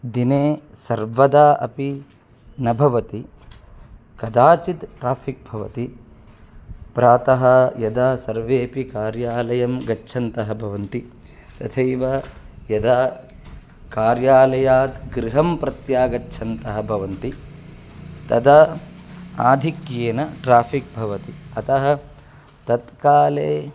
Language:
Sanskrit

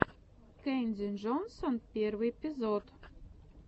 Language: Russian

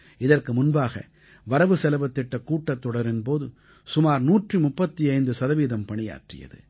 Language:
Tamil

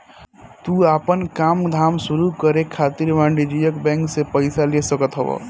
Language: Bhojpuri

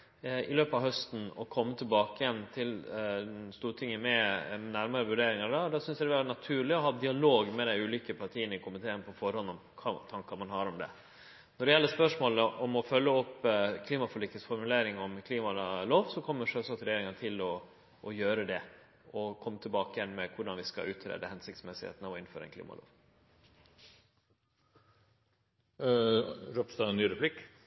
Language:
Norwegian Nynorsk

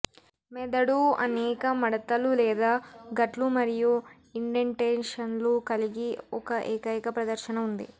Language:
Telugu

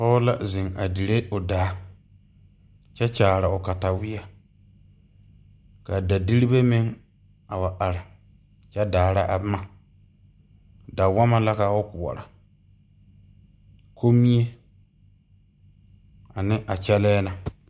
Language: Southern Dagaare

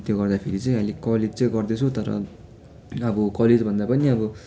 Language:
Nepali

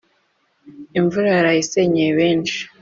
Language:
Kinyarwanda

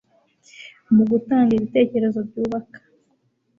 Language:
Kinyarwanda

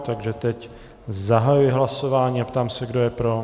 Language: Czech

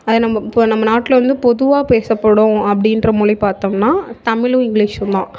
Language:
Tamil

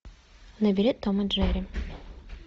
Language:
Russian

